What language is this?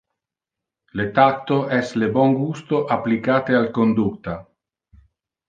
Interlingua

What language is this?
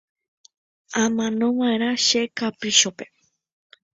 Guarani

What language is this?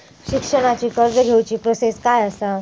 Marathi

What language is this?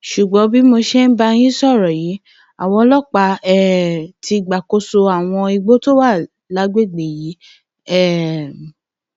Yoruba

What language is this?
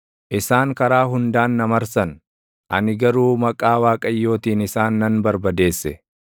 Oromo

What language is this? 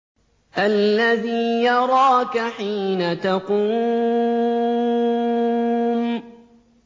Arabic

